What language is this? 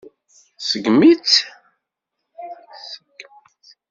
Kabyle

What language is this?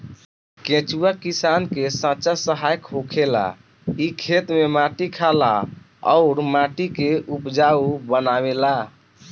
Bhojpuri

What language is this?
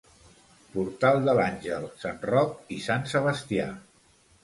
Catalan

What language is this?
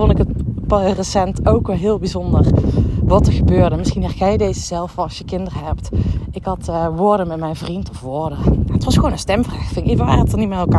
Dutch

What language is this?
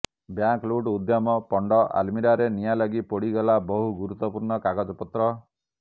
Odia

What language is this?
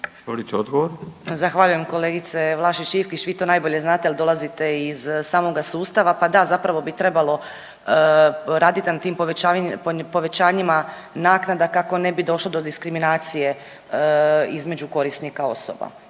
Croatian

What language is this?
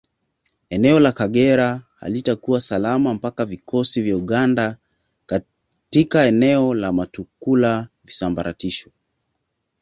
Swahili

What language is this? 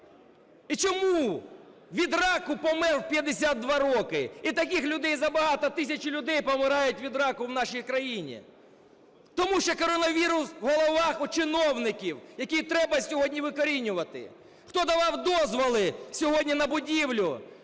Ukrainian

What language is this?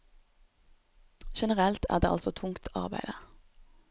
Norwegian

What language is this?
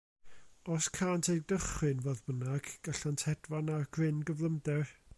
Welsh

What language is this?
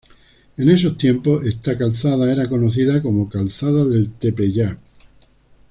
Spanish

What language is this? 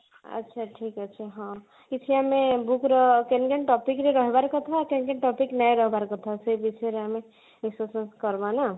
Odia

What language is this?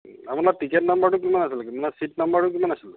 Assamese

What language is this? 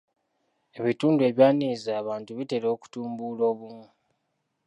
Ganda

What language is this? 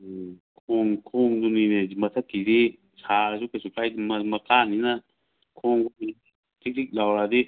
Manipuri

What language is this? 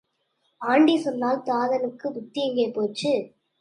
Tamil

